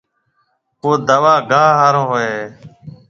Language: Marwari (Pakistan)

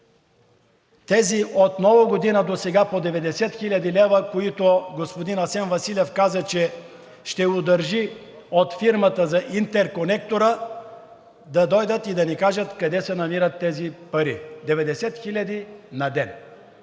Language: Bulgarian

